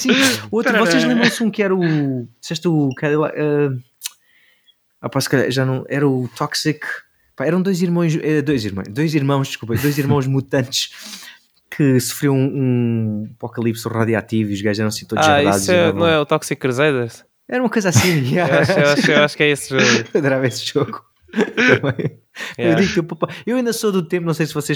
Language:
Portuguese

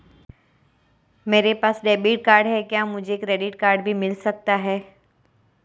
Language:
Hindi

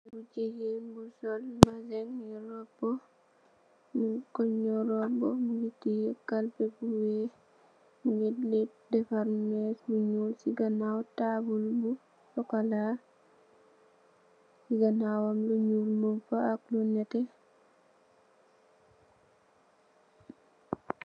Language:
Wolof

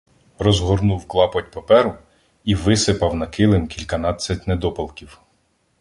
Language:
Ukrainian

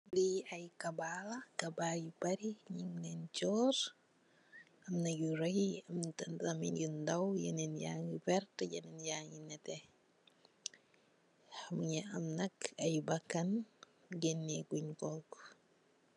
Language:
Wolof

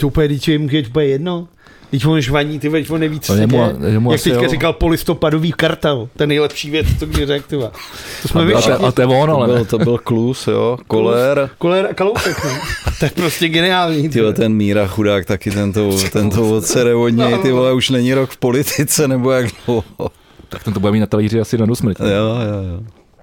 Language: Czech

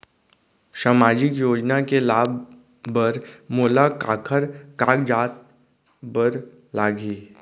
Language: Chhattisgarhi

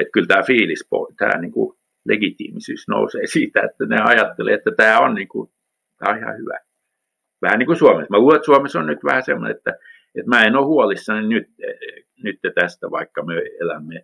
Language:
Finnish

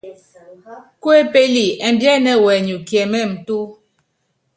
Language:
Yangben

